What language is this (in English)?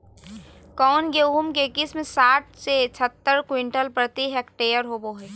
Magahi